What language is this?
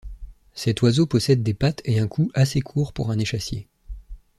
French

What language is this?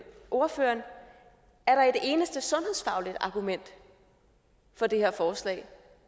Danish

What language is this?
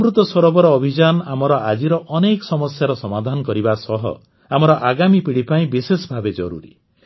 Odia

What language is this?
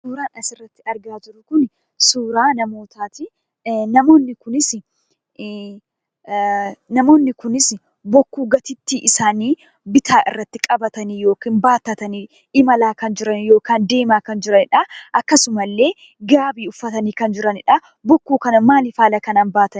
Oromo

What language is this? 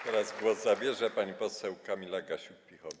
Polish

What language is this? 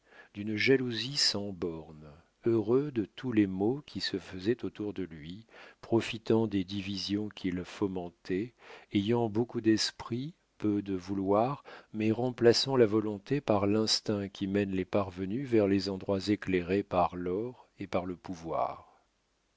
French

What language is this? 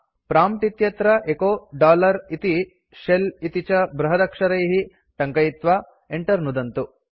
Sanskrit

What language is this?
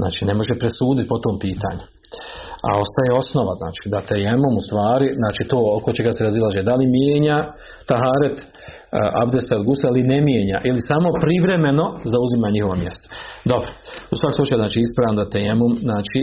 Croatian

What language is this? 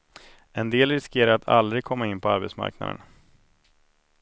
Swedish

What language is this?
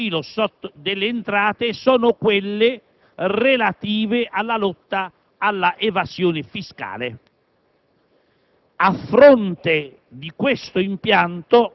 Italian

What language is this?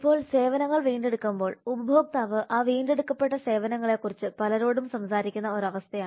Malayalam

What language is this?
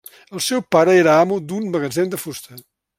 Catalan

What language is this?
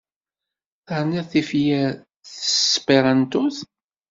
Kabyle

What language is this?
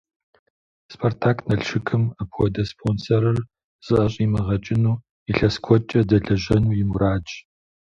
Kabardian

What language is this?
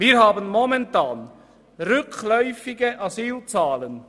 Swiss German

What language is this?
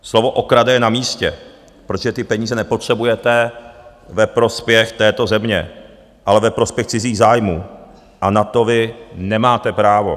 Czech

